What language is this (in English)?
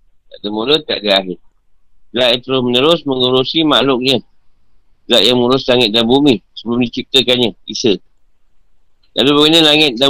Malay